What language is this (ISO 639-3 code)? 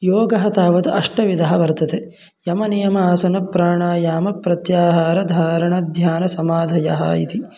san